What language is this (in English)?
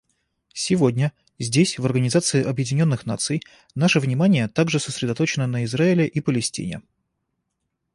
Russian